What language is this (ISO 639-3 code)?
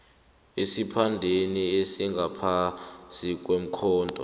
nbl